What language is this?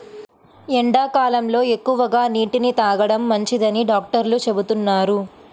Telugu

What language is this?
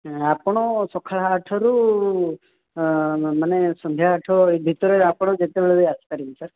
Odia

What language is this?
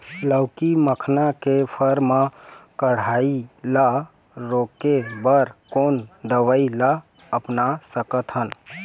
Chhattisgarhi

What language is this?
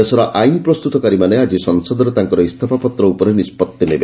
Odia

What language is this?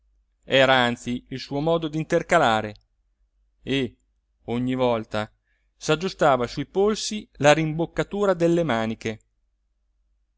Italian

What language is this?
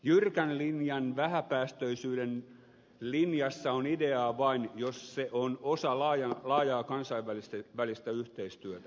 Finnish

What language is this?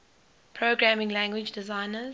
English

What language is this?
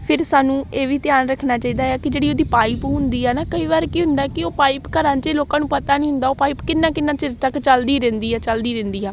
Punjabi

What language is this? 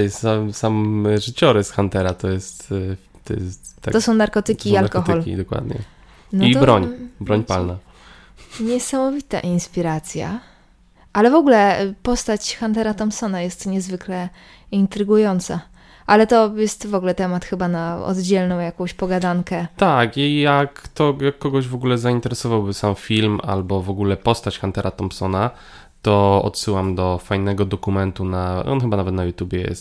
Polish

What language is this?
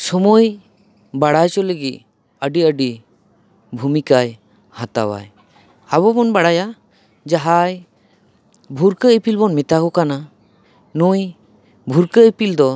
Santali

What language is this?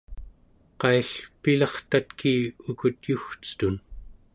Central Yupik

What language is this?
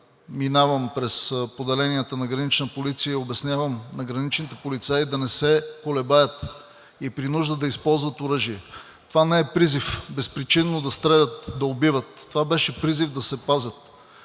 Bulgarian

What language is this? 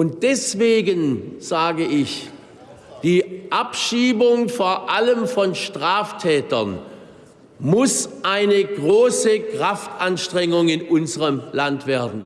German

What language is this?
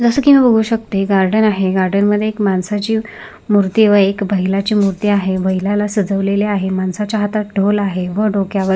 Marathi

